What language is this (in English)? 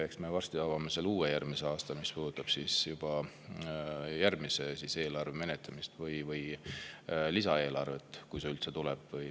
Estonian